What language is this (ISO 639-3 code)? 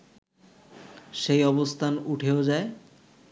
ben